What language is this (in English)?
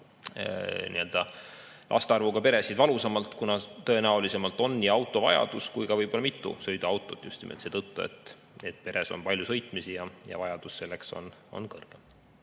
Estonian